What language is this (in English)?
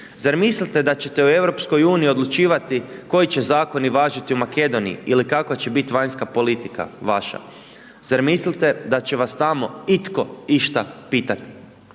Croatian